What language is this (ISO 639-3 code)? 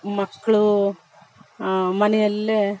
kan